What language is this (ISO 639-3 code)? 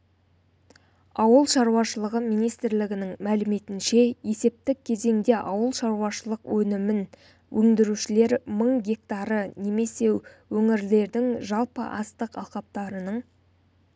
kaz